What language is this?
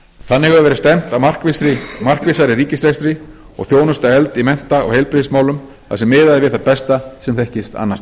Icelandic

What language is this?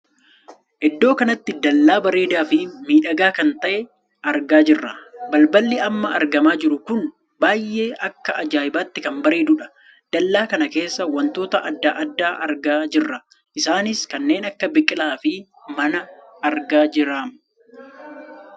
Oromo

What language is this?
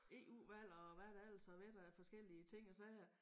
Danish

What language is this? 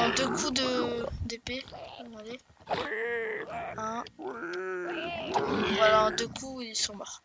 French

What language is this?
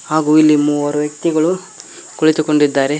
Kannada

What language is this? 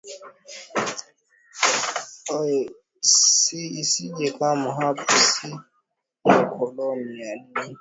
Swahili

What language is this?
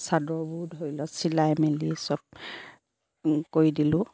Assamese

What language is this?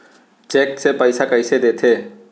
Chhattisgarhi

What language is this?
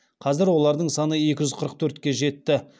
Kazakh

